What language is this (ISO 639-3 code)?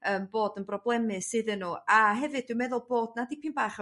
cym